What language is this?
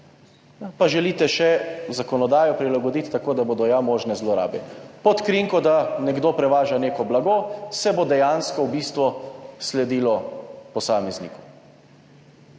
Slovenian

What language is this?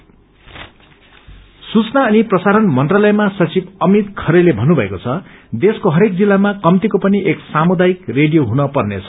Nepali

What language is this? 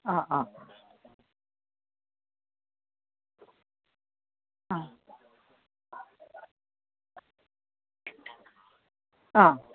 Malayalam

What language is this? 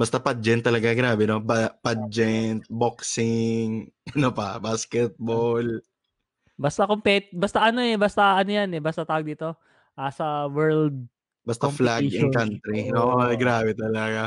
Filipino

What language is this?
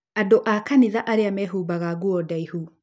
Kikuyu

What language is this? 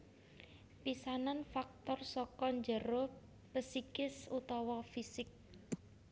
Javanese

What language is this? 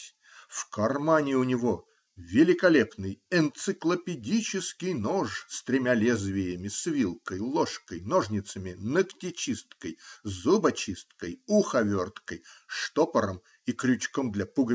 Russian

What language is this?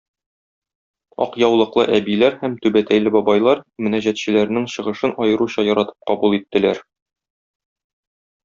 Tatar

